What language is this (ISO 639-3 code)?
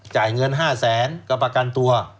tha